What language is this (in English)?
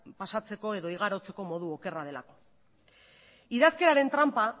Basque